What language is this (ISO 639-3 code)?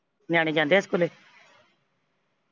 pan